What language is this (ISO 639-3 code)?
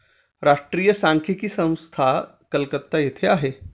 mar